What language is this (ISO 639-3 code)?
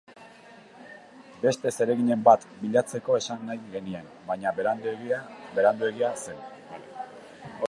eus